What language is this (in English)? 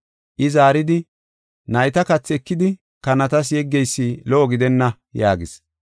Gofa